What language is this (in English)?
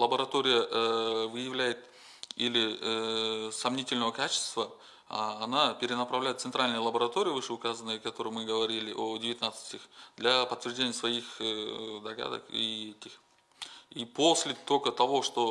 Russian